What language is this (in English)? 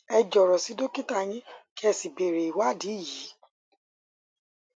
Yoruba